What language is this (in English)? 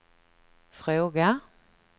Swedish